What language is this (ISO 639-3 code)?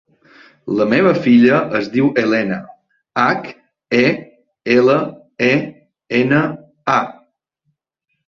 cat